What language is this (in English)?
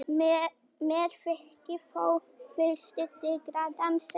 Icelandic